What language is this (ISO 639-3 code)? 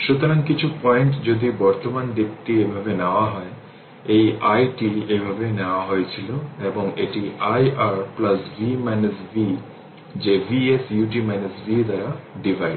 ben